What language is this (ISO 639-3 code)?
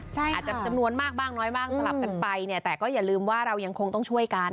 tha